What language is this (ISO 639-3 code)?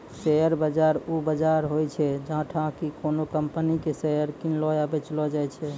mai